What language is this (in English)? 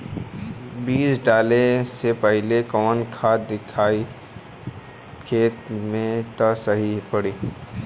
Bhojpuri